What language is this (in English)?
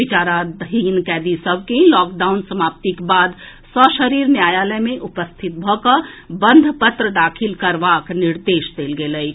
Maithili